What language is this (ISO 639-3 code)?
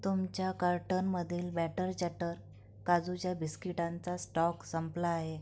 mar